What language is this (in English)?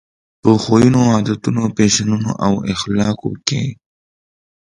Pashto